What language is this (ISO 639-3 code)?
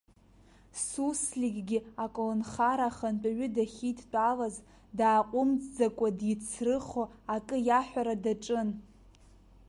abk